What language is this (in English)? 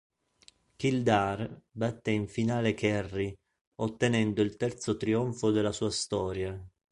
Italian